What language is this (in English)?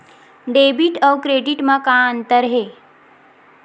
Chhattisgarhi